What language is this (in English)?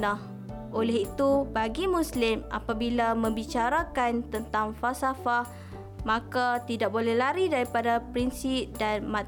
Malay